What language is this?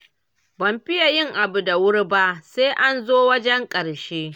Hausa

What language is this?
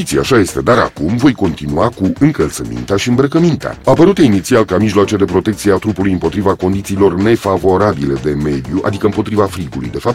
Romanian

